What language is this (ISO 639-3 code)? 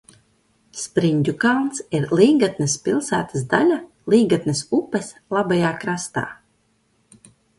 lav